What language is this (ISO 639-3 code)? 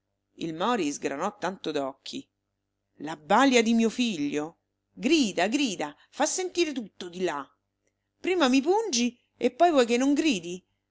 ita